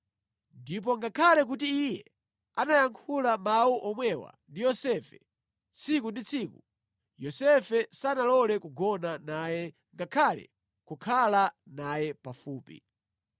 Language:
Nyanja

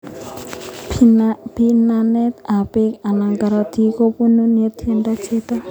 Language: Kalenjin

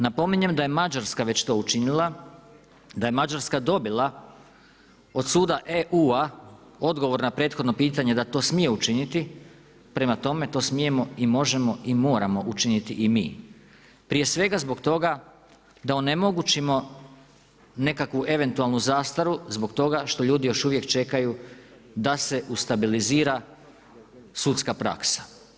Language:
Croatian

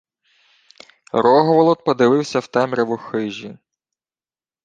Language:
Ukrainian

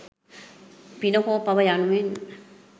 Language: Sinhala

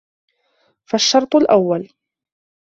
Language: Arabic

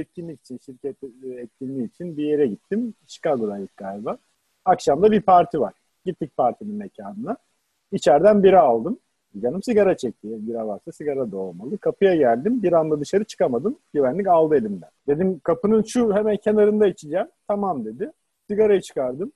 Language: Turkish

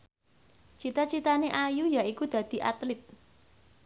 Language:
Javanese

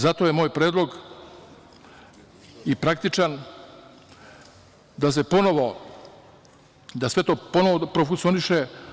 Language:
Serbian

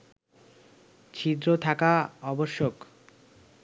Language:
Bangla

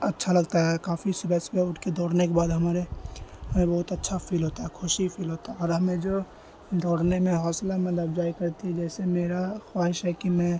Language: Urdu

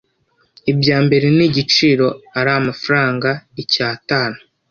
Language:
Kinyarwanda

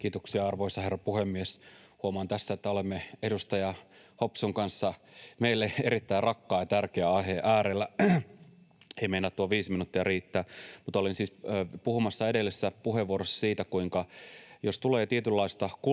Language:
Finnish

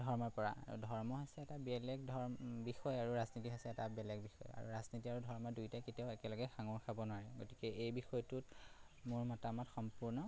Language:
Assamese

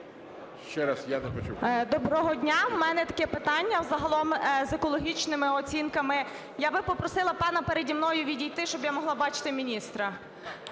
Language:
Ukrainian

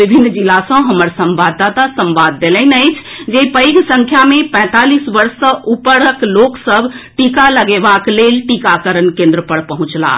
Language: Maithili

